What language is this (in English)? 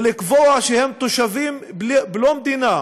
Hebrew